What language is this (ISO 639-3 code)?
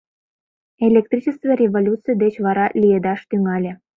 chm